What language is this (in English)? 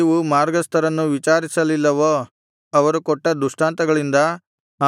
Kannada